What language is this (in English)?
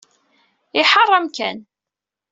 Kabyle